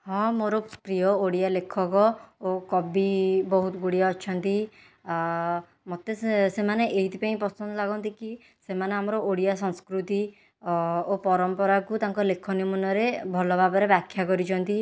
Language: Odia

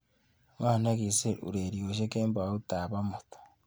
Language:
Kalenjin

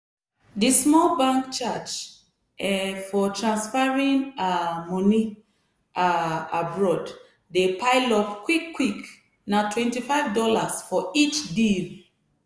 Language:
Nigerian Pidgin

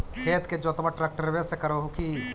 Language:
Magahi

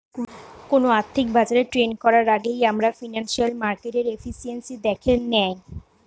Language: Bangla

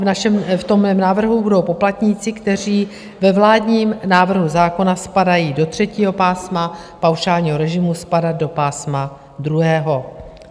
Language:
Czech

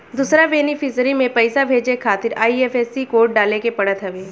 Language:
Bhojpuri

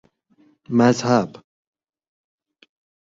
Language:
Persian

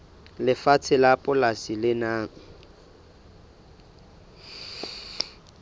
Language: Southern Sotho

